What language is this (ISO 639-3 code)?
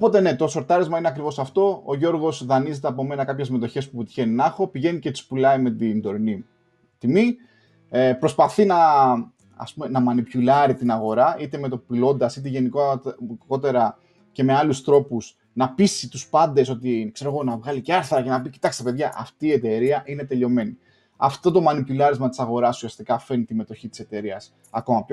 ell